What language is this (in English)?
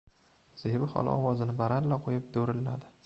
Uzbek